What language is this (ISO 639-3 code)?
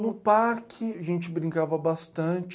por